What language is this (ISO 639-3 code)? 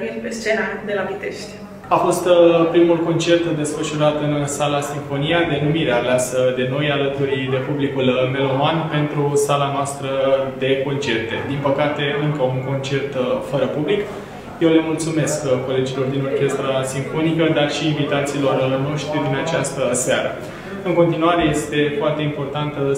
ron